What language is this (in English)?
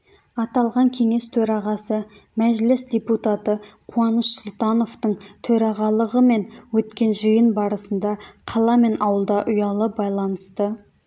Kazakh